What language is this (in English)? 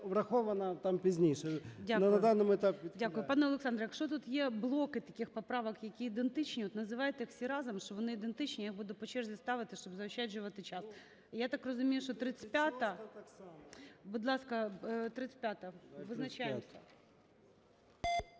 Ukrainian